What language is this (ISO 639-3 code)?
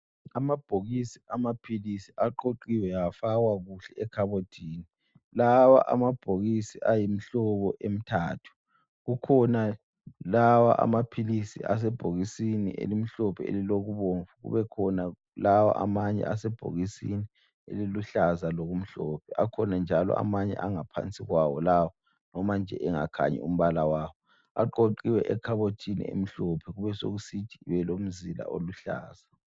nde